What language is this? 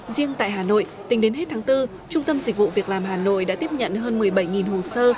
Vietnamese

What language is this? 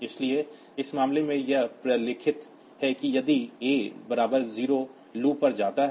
Hindi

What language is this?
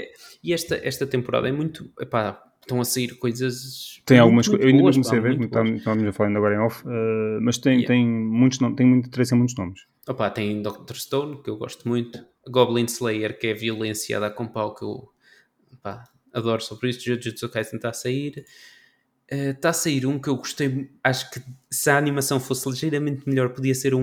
Portuguese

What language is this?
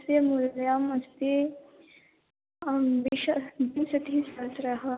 Sanskrit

